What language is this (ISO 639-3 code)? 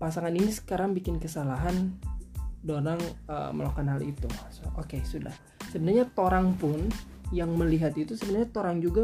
ind